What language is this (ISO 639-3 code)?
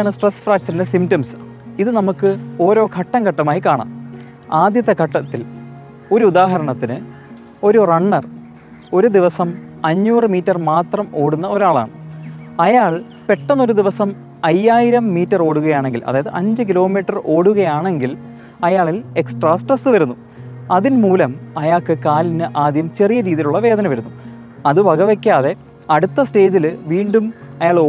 mal